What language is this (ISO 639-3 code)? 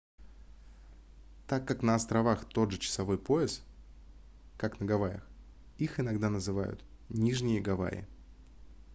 rus